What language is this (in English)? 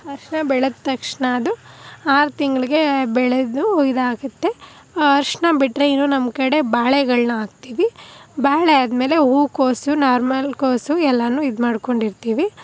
Kannada